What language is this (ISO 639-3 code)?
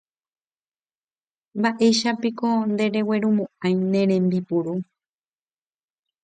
grn